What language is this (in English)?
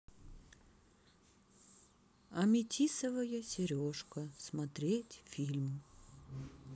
Russian